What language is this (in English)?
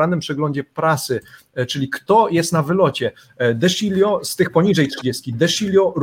Polish